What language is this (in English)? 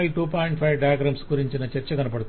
Telugu